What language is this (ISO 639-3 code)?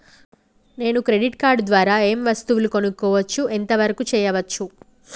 tel